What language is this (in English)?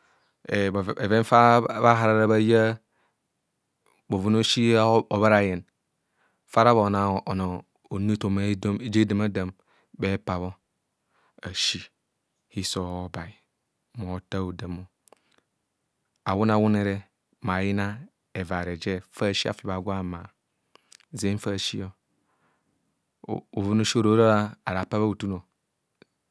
Kohumono